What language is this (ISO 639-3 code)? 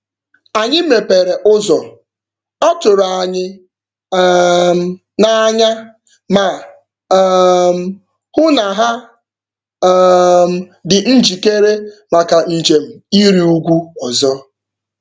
ibo